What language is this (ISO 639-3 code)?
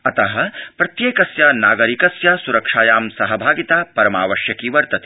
san